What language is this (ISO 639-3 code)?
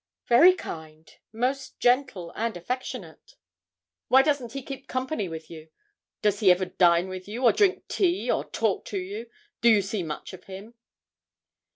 eng